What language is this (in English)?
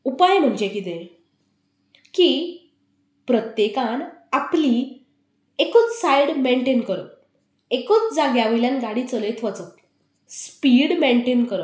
Konkani